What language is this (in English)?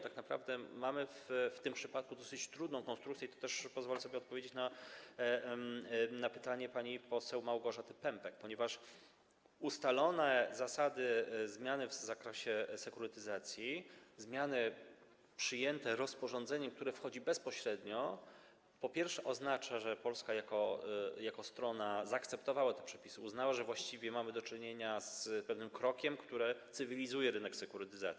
Polish